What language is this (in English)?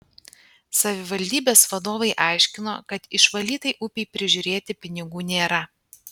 Lithuanian